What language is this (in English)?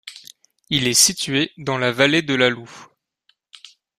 French